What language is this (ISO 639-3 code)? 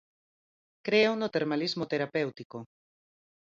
glg